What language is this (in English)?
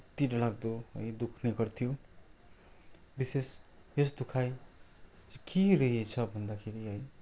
Nepali